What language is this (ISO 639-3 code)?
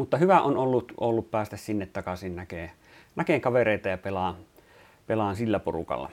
fin